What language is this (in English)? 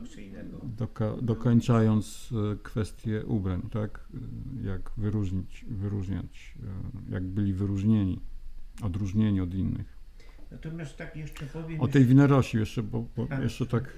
Polish